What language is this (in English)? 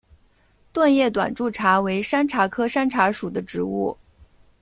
Chinese